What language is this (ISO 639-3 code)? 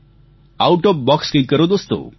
guj